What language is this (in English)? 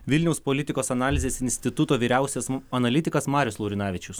Lithuanian